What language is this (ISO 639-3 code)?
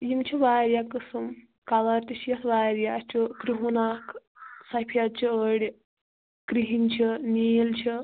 kas